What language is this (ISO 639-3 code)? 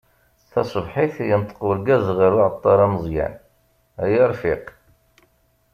kab